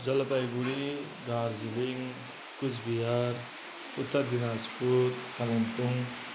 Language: Nepali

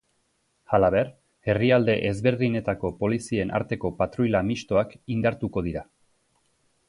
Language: Basque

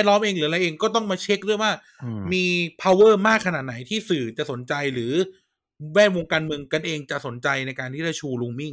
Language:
Thai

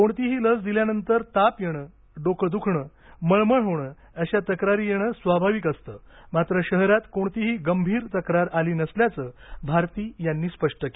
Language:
Marathi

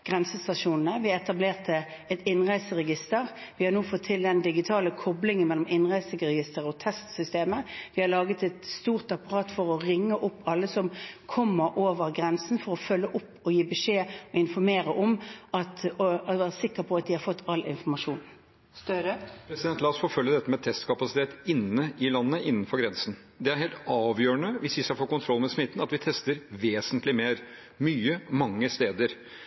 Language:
Norwegian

